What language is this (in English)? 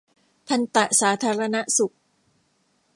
Thai